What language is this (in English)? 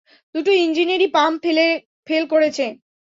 Bangla